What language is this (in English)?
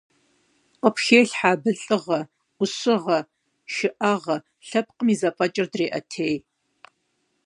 Kabardian